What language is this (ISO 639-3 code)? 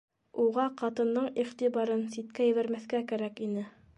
bak